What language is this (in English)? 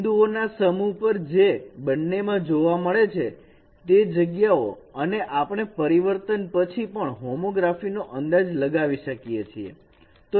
Gujarati